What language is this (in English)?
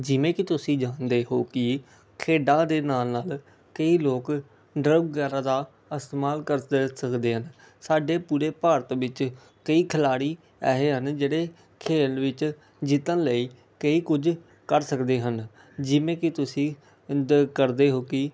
Punjabi